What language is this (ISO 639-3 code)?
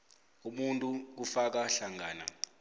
nbl